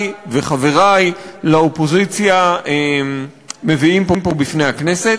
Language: Hebrew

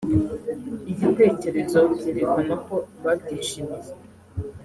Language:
Kinyarwanda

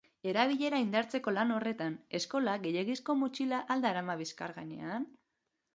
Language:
Basque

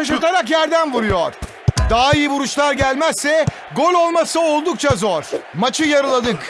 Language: Turkish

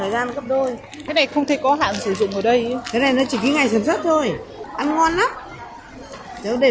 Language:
Vietnamese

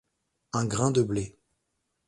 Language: French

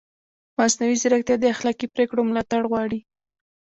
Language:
Pashto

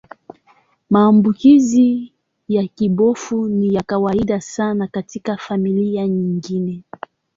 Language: Swahili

